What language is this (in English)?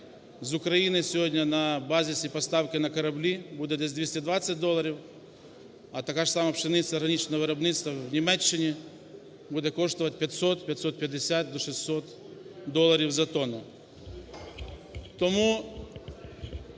Ukrainian